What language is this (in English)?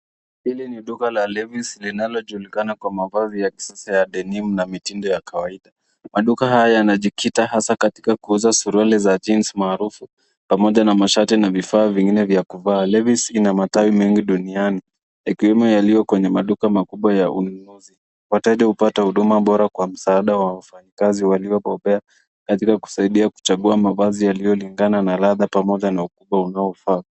Swahili